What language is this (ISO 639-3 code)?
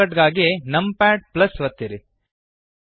kan